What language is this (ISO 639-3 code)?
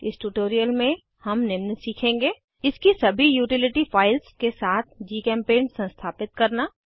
hin